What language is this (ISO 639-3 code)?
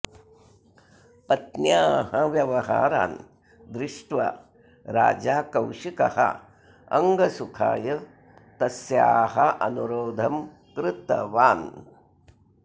san